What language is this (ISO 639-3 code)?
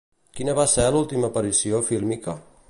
cat